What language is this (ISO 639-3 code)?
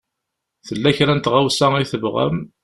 kab